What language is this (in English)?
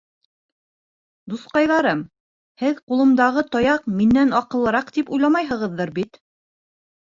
Bashkir